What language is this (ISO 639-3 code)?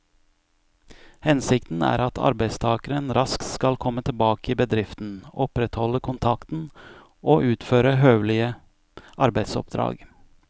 nor